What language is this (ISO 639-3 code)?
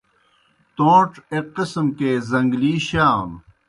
plk